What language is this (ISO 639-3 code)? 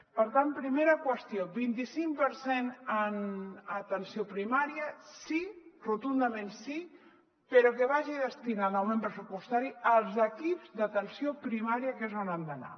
cat